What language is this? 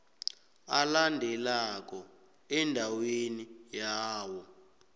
South Ndebele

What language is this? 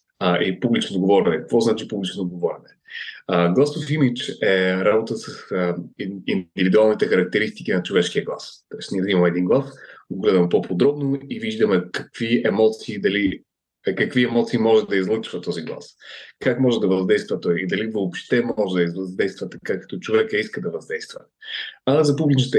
Bulgarian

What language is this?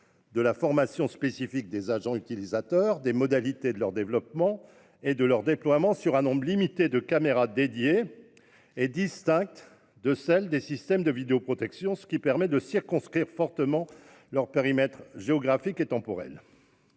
French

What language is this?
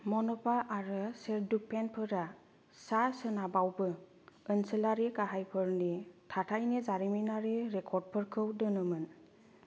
Bodo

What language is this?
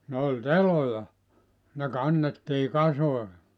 Finnish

